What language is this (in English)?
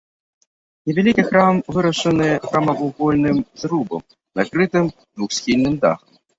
Belarusian